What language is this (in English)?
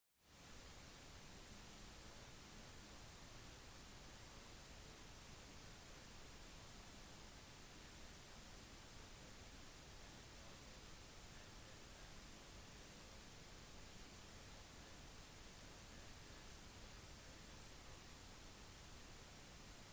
Norwegian Bokmål